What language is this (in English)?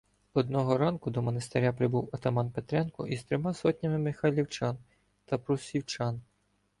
Ukrainian